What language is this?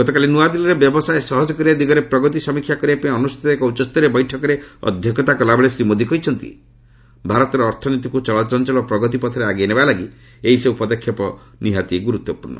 Odia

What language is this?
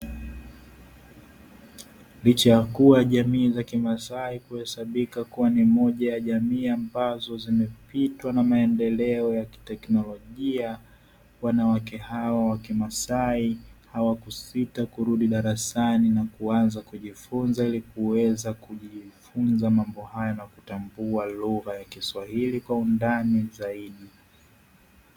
Swahili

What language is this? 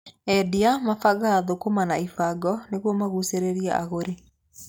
Kikuyu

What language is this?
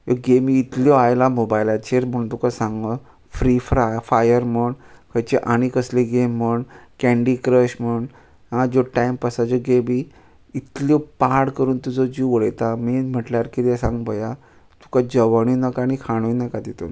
Konkani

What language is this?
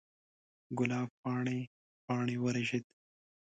Pashto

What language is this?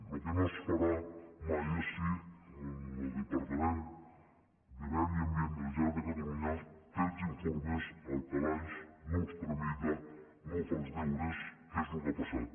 Catalan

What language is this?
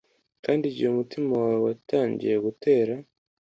Kinyarwanda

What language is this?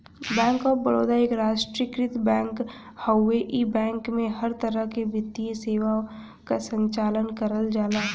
Bhojpuri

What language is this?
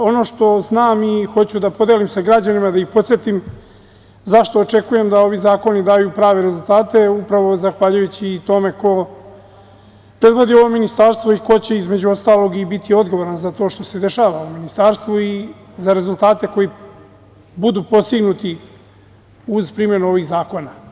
Serbian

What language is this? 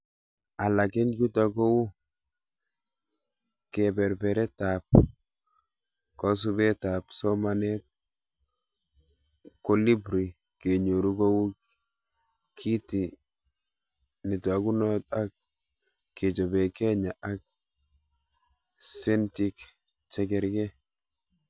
Kalenjin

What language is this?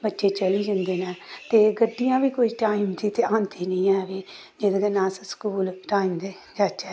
Dogri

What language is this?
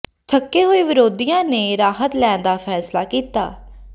Punjabi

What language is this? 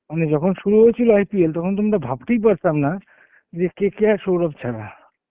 Bangla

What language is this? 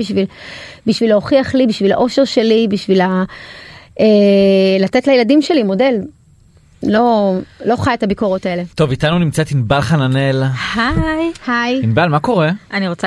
Hebrew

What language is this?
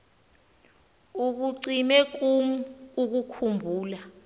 Xhosa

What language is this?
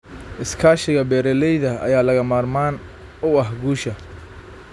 Somali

